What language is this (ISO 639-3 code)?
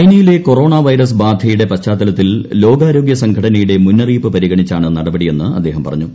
mal